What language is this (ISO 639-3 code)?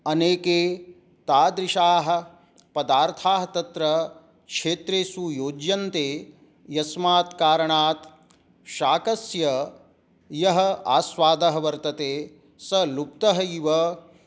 san